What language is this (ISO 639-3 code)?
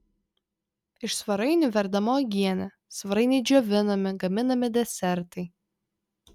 lit